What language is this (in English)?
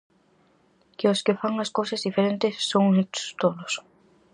Galician